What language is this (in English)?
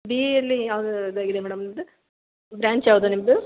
Kannada